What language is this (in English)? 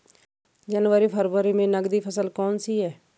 Hindi